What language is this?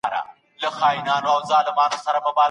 Pashto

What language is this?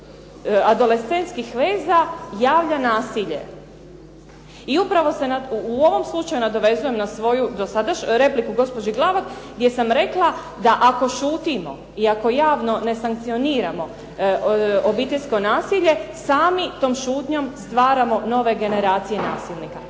Croatian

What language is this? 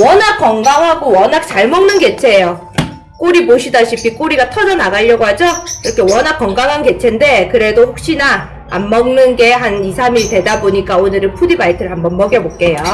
Korean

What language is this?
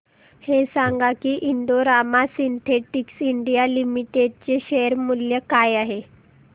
Marathi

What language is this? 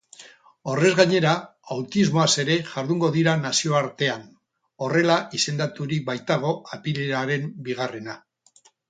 Basque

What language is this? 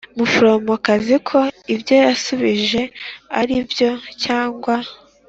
Kinyarwanda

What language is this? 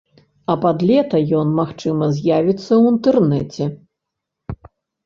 Belarusian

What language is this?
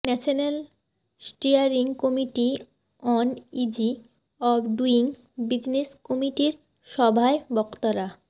Bangla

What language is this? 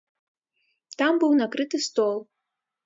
Belarusian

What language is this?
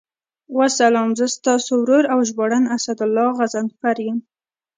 Pashto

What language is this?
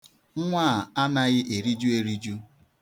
Igbo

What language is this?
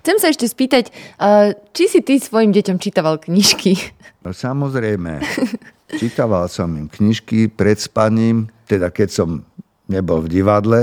Slovak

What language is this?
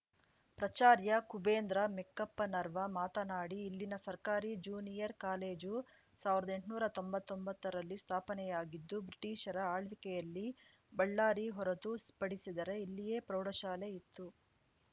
Kannada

